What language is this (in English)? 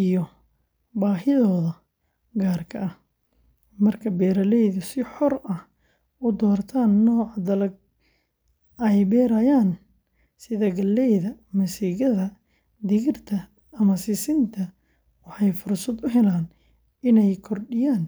Somali